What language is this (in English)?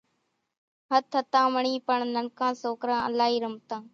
Kachi Koli